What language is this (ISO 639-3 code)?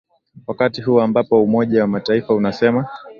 swa